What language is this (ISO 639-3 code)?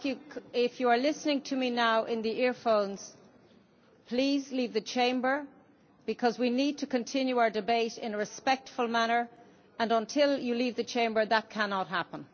eng